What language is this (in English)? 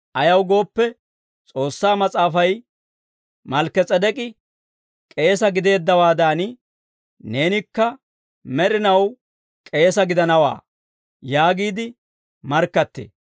Dawro